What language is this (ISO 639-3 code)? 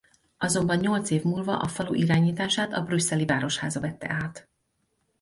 hun